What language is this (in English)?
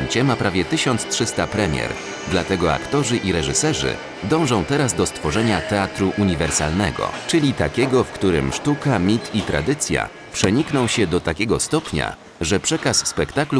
Polish